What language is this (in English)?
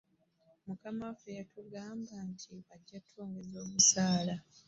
Ganda